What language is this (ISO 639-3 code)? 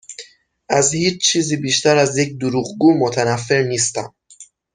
fas